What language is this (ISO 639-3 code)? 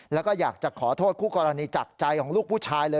tha